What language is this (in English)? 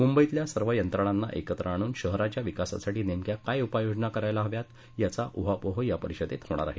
Marathi